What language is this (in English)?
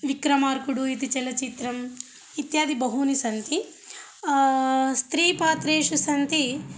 Sanskrit